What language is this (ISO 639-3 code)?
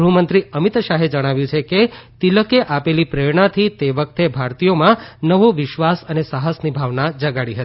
guj